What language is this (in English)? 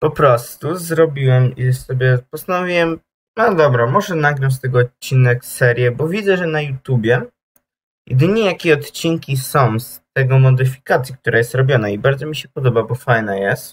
Polish